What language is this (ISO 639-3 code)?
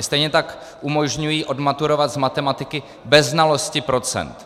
ces